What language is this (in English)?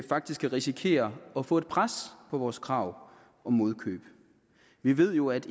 Danish